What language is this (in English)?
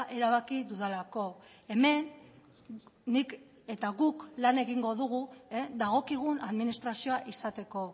Basque